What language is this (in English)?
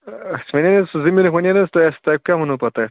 Kashmiri